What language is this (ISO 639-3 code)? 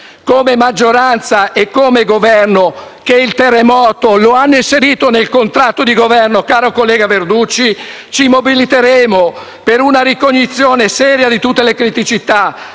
ita